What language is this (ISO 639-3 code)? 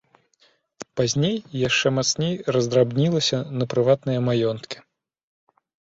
bel